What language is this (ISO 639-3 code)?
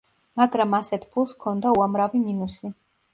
kat